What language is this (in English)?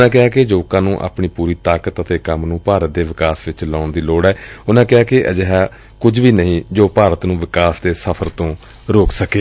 Punjabi